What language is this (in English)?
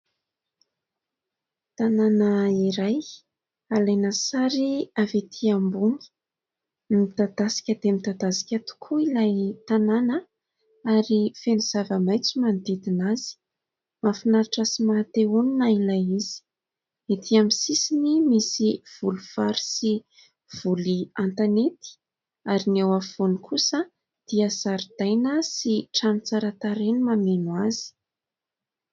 Malagasy